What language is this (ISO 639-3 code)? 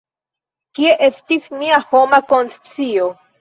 epo